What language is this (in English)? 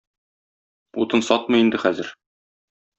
Tatar